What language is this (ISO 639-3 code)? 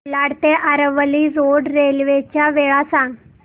mar